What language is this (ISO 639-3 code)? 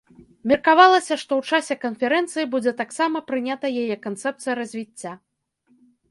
bel